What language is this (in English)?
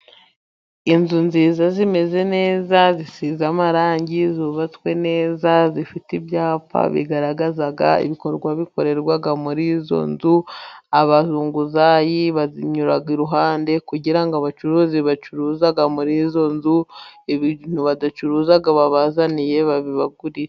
Kinyarwanda